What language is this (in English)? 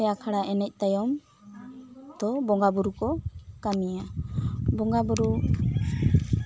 Santali